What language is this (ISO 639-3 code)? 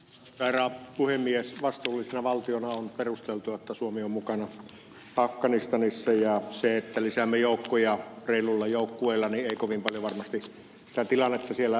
fin